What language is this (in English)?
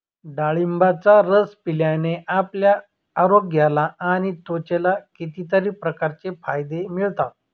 Marathi